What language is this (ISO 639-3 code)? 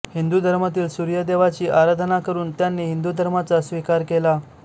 mar